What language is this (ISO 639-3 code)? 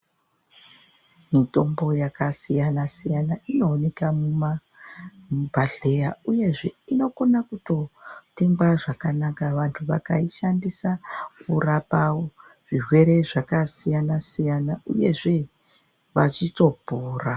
ndc